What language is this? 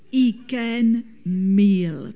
Welsh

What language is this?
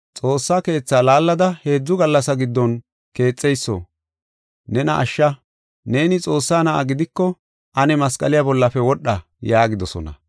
Gofa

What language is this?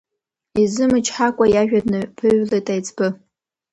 Abkhazian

